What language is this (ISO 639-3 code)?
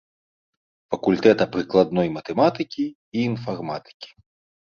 bel